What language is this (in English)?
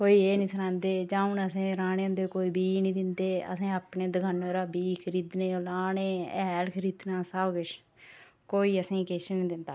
Dogri